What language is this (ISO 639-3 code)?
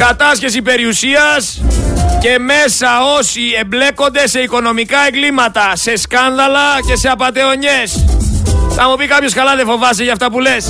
ell